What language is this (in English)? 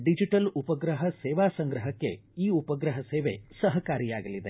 Kannada